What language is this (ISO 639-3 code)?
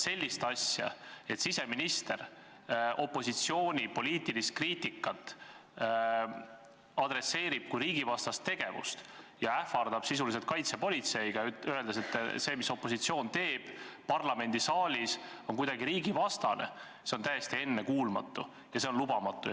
est